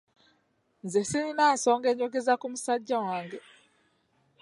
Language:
Ganda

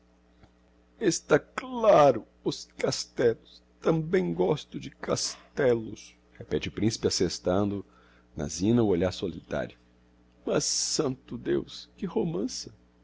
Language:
Portuguese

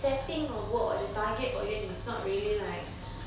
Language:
English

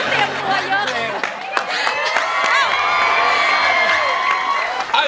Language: Thai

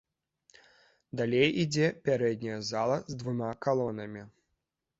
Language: Belarusian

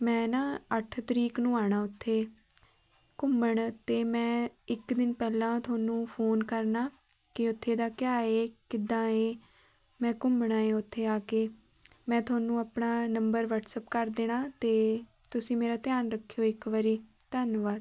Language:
Punjabi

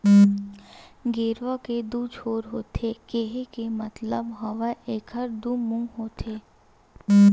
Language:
Chhattisgarhi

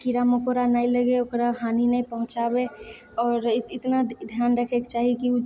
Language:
Maithili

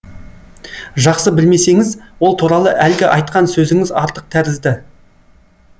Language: Kazakh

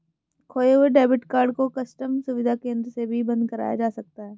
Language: Hindi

